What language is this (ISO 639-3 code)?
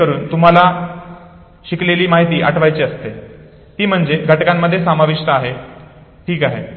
mar